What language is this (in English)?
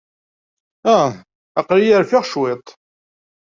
Kabyle